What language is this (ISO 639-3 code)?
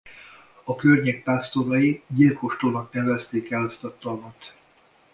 hun